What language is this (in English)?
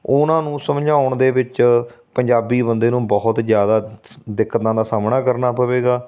Punjabi